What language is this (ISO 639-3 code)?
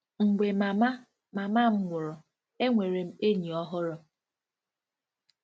ibo